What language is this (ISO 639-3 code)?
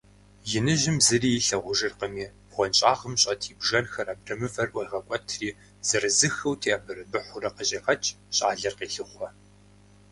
kbd